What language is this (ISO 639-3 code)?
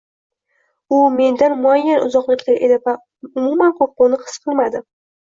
uzb